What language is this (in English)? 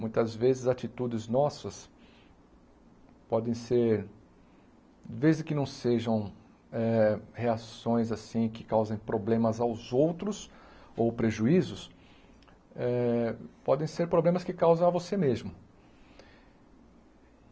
Portuguese